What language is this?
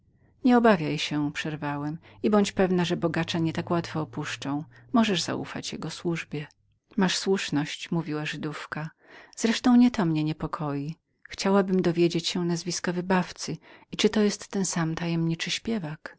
Polish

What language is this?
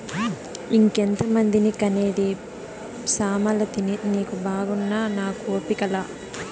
Telugu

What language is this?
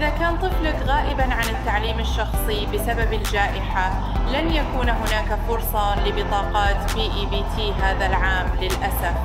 Arabic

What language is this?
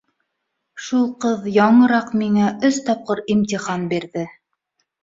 Bashkir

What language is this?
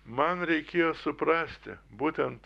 Lithuanian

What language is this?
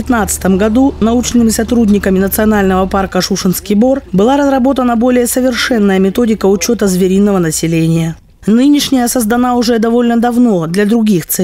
Russian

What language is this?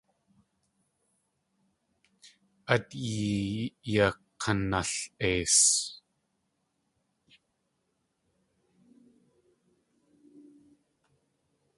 Tlingit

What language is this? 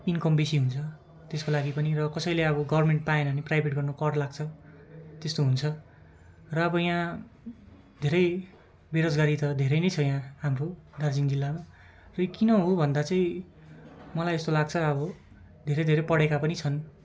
Nepali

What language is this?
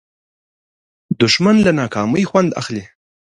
Pashto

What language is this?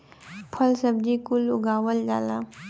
Bhojpuri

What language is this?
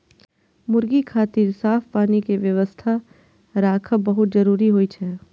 Maithili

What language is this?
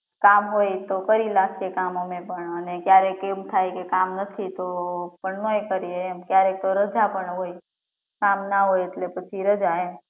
Gujarati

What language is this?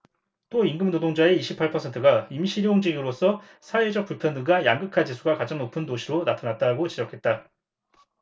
Korean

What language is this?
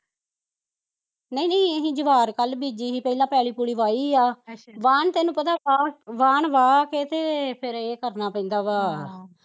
Punjabi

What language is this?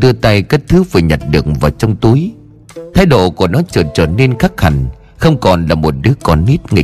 Vietnamese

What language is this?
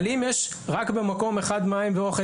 Hebrew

